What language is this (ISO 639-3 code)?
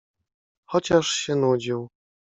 pol